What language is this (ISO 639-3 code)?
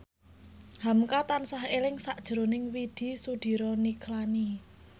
jav